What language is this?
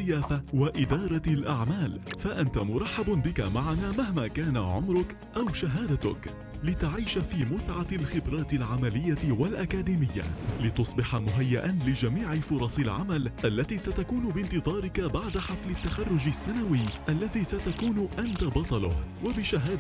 Arabic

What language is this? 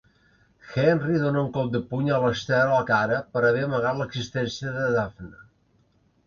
Catalan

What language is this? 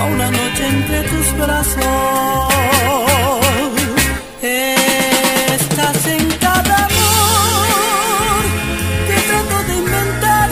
Romanian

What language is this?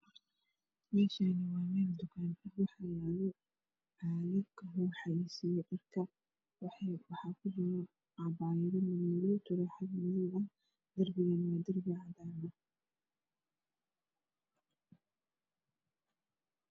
Somali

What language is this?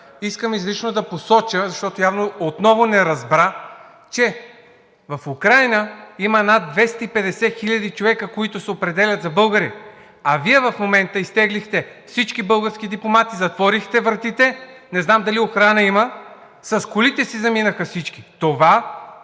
Bulgarian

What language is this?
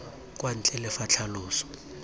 Tswana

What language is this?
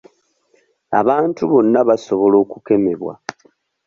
Ganda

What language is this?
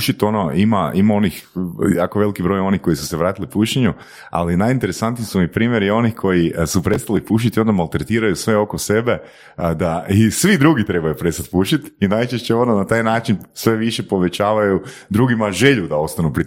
Croatian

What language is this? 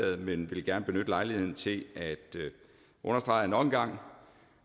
Danish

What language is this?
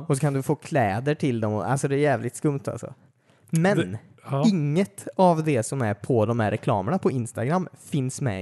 Swedish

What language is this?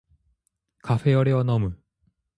Japanese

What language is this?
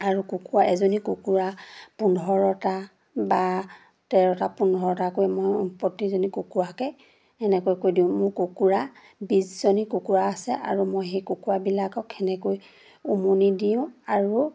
Assamese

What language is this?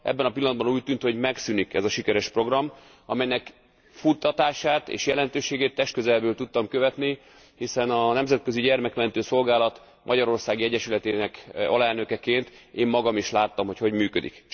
Hungarian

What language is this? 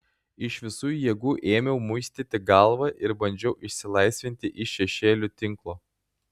Lithuanian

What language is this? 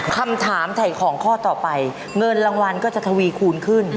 Thai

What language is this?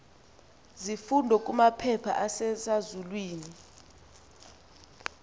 Xhosa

